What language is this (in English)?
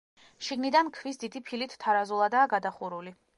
Georgian